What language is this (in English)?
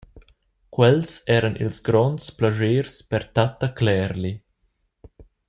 Romansh